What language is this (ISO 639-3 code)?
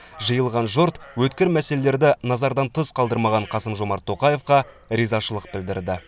kaz